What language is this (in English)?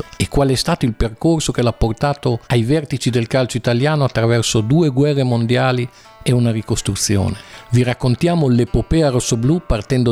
Italian